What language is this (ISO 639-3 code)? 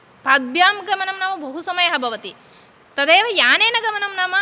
san